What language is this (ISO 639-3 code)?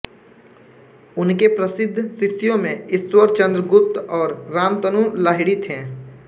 hin